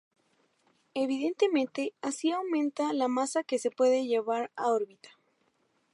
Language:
Spanish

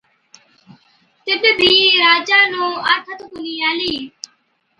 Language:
Od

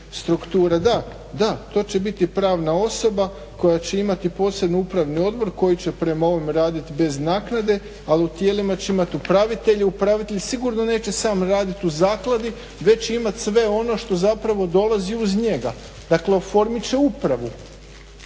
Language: Croatian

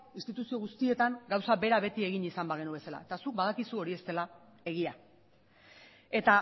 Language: Basque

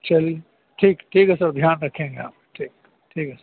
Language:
Urdu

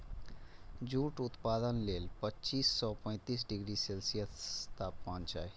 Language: Maithili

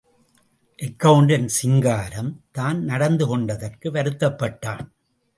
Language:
Tamil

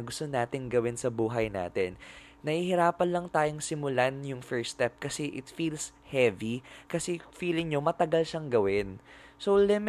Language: Filipino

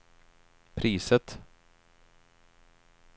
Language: Swedish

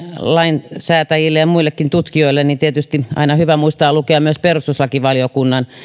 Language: Finnish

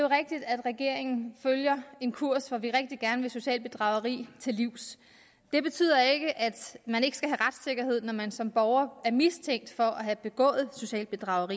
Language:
Danish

